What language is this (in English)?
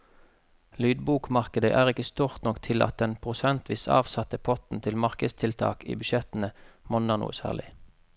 Norwegian